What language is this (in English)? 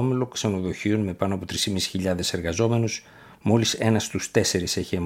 Greek